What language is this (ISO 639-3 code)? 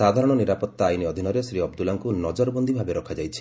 ori